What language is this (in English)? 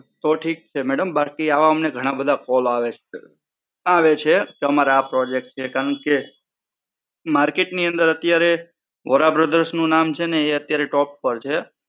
Gujarati